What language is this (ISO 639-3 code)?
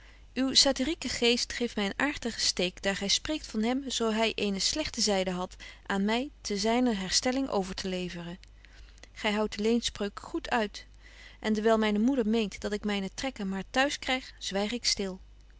nld